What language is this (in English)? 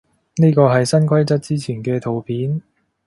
Cantonese